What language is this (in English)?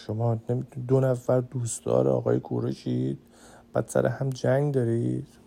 Persian